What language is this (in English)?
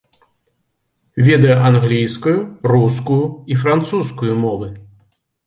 Belarusian